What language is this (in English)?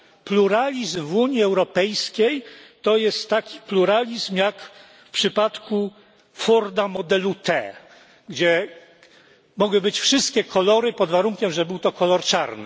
Polish